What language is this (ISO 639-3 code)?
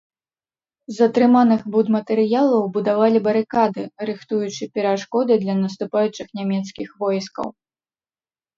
bel